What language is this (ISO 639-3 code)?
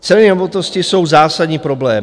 ces